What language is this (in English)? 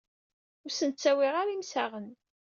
Kabyle